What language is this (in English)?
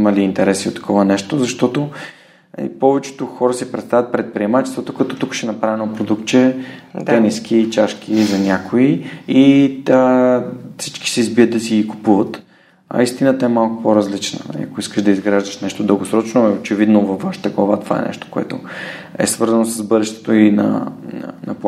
Bulgarian